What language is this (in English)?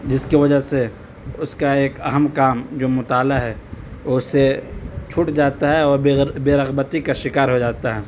Urdu